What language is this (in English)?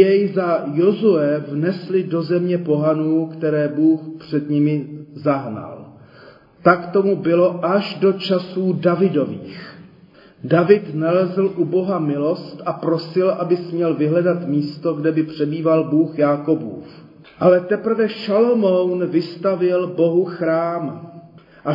Czech